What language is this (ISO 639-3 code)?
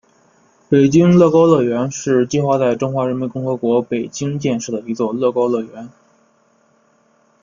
zho